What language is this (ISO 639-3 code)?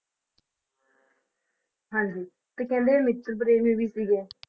pan